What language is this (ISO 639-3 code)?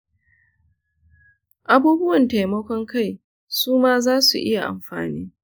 hau